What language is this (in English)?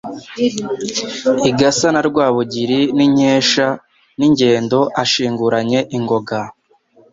Kinyarwanda